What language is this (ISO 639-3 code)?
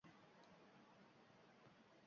uzb